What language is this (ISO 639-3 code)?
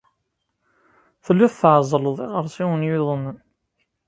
kab